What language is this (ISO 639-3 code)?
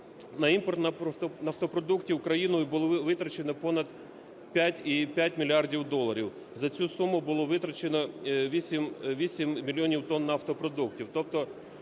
ukr